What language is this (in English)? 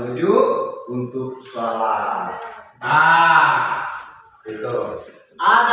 Indonesian